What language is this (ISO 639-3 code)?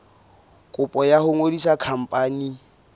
sot